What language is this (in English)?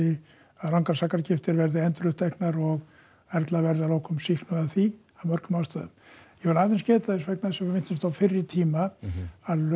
Icelandic